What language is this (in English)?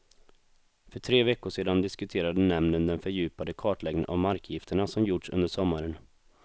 Swedish